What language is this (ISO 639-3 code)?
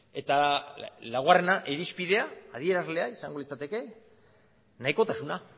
eus